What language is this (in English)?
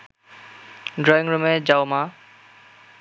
Bangla